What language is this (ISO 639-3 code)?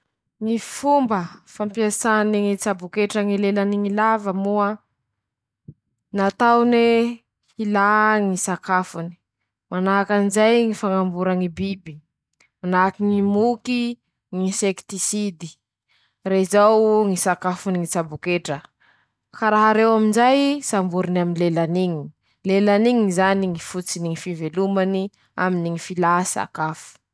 msh